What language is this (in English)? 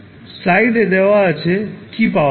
Bangla